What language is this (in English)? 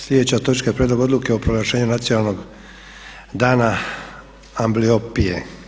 Croatian